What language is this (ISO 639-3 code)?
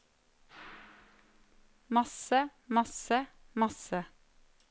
nor